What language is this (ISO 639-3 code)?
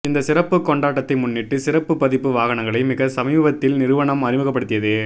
tam